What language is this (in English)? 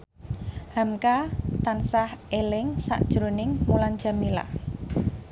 Javanese